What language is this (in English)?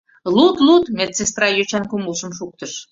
Mari